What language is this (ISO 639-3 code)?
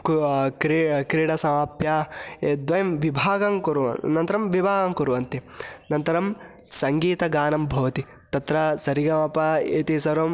san